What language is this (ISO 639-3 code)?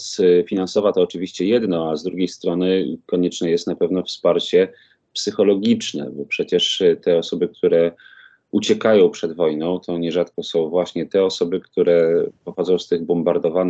pol